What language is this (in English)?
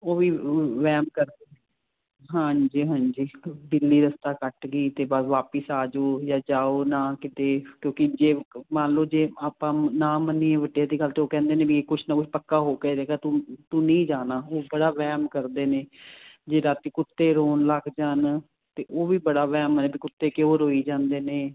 Punjabi